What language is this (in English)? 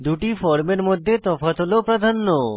Bangla